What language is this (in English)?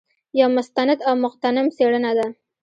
Pashto